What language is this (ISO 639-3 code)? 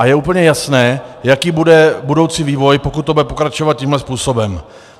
ces